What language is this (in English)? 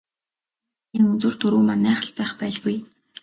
Mongolian